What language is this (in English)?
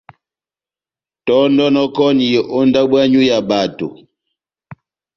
Batanga